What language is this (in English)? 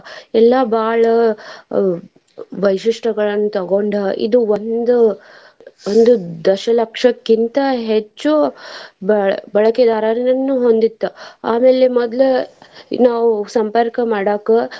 Kannada